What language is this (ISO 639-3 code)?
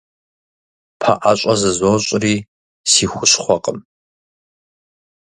kbd